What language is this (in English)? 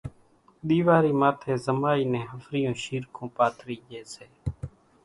Kachi Koli